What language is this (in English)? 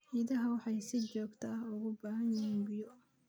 Somali